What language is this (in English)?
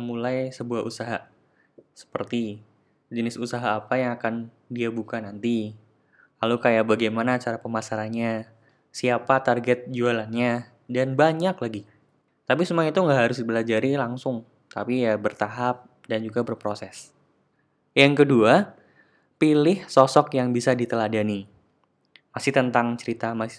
Indonesian